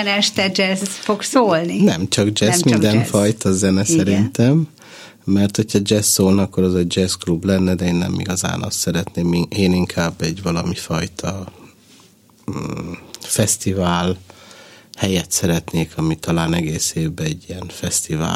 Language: Hungarian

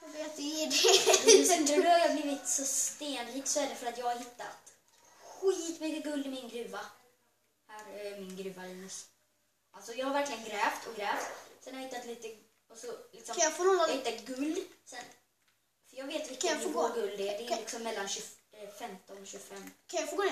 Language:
Swedish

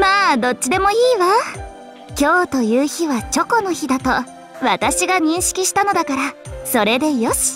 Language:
Japanese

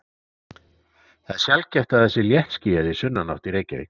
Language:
Icelandic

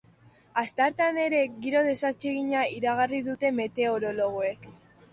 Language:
Basque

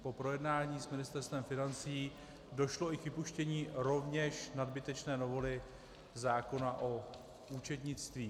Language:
Czech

